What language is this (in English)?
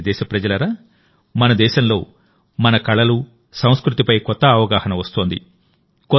Telugu